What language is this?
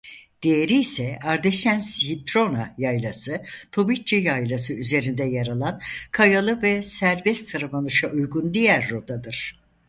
Turkish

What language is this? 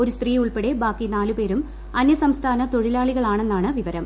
Malayalam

